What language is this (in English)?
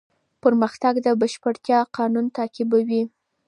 Pashto